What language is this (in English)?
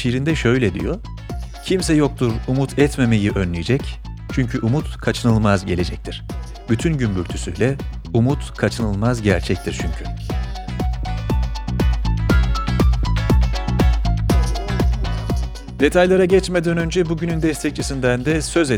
Turkish